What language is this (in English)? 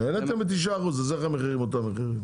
Hebrew